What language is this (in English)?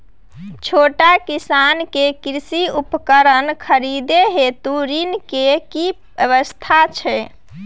Maithili